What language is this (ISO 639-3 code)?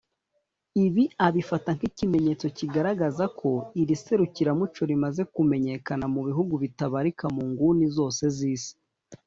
kin